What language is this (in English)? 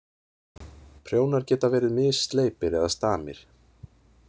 Icelandic